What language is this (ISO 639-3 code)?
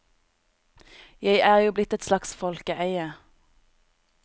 nor